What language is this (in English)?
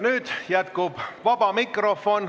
Estonian